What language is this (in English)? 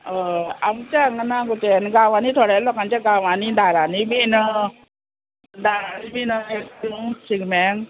Konkani